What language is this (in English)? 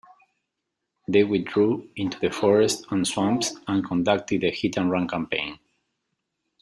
English